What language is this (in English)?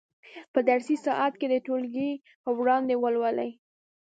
Pashto